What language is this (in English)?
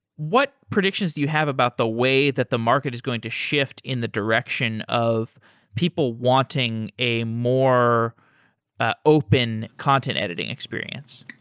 English